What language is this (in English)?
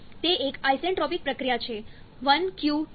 Gujarati